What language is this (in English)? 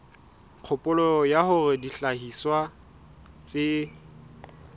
Southern Sotho